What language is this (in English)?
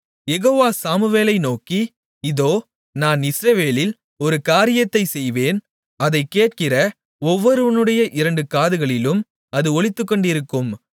Tamil